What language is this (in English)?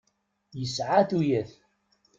Kabyle